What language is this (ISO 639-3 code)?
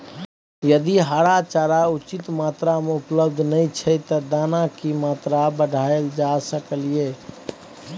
mai